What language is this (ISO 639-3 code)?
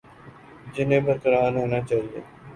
urd